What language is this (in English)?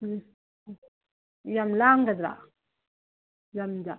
Manipuri